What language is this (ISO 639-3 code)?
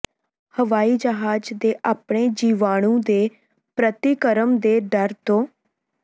pan